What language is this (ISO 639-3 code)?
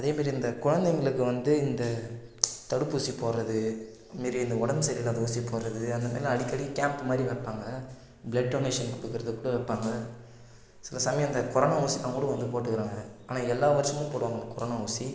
tam